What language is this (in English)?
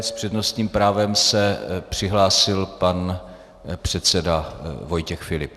Czech